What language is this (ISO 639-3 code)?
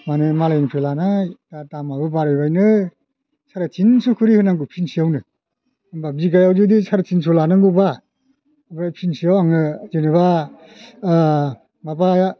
brx